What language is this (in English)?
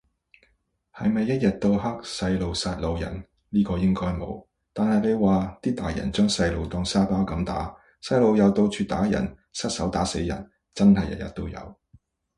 Cantonese